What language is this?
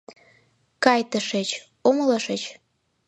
Mari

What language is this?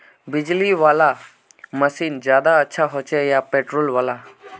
Magahi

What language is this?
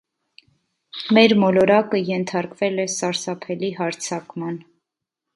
Armenian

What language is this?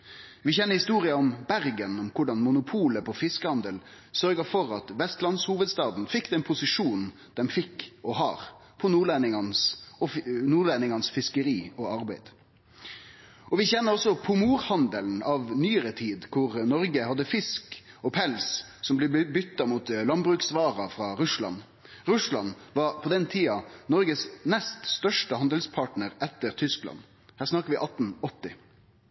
Norwegian Nynorsk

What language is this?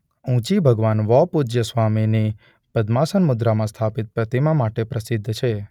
Gujarati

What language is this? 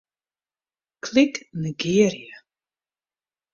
Western Frisian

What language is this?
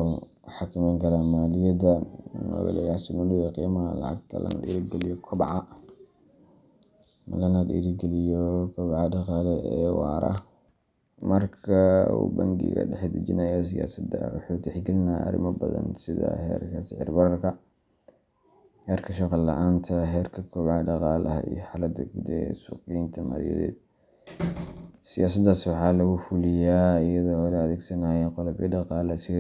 Somali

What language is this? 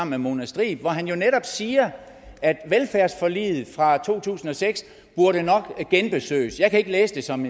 Danish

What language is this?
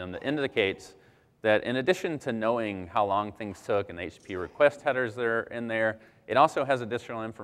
English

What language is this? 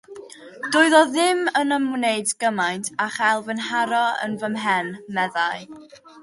Welsh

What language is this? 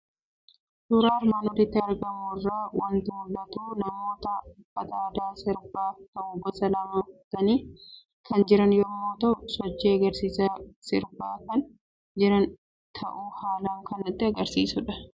Oromo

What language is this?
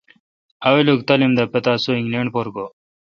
Kalkoti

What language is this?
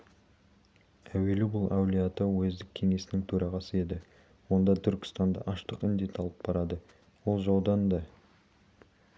Kazakh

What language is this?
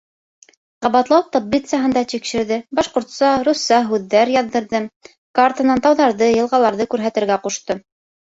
Bashkir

